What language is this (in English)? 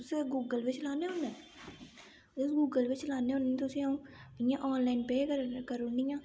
Dogri